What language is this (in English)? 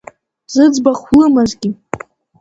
Abkhazian